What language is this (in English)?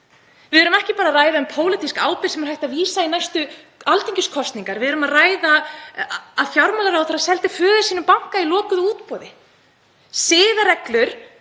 Icelandic